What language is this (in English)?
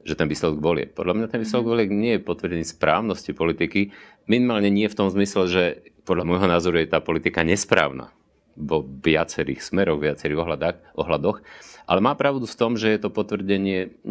Slovak